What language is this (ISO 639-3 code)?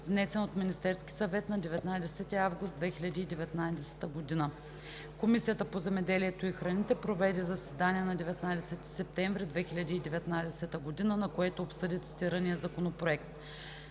bul